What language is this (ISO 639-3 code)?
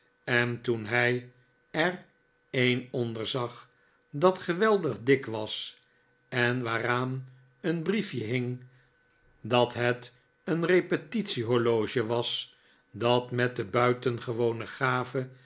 nld